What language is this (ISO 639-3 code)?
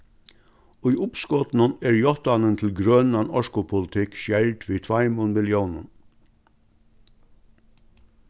fao